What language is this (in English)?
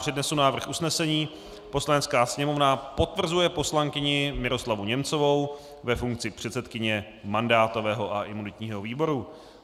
Czech